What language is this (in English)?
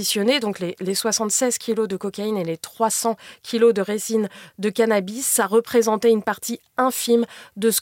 French